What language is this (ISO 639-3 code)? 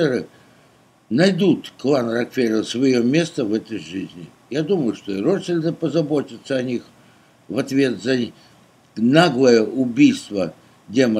rus